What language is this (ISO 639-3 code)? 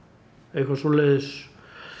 isl